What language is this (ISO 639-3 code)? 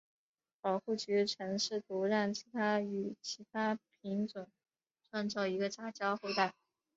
zho